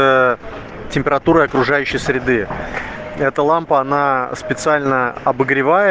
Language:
Russian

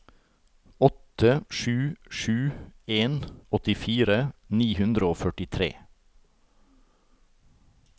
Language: Norwegian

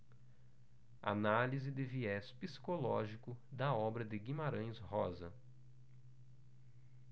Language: Portuguese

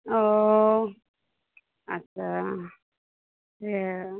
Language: Maithili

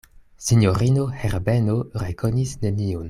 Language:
Esperanto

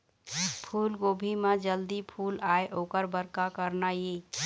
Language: Chhattisgarhi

